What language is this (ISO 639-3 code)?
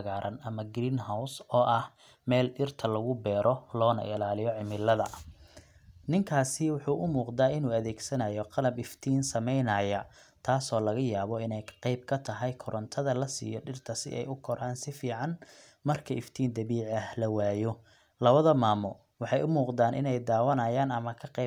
som